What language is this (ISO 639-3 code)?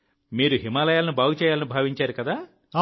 tel